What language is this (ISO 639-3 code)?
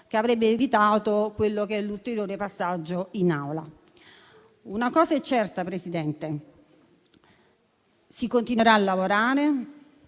ita